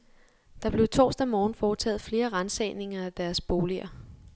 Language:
Danish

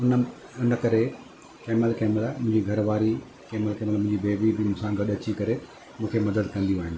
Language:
Sindhi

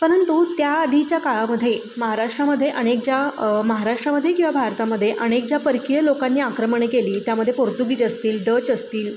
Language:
Marathi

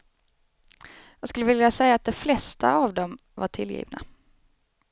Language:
Swedish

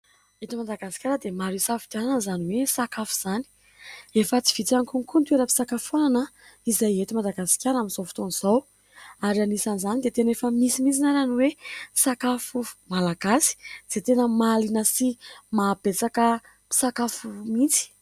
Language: Malagasy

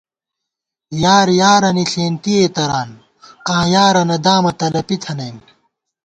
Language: Gawar-Bati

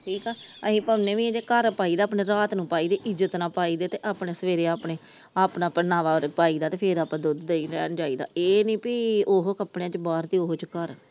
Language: Punjabi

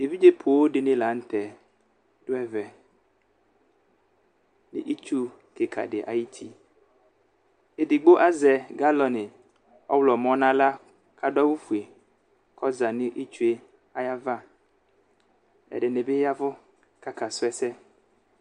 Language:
Ikposo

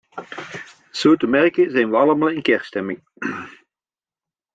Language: Dutch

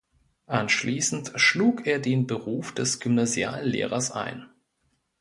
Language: German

